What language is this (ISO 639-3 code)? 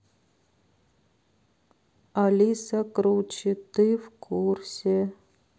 rus